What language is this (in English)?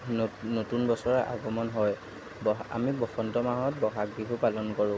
Assamese